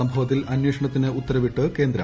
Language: Malayalam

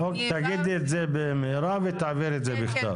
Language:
Hebrew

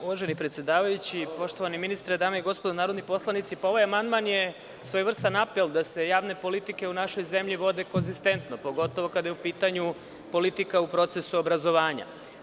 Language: Serbian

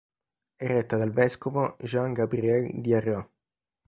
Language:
Italian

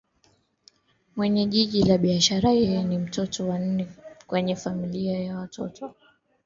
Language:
Swahili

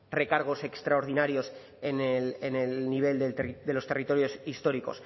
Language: Spanish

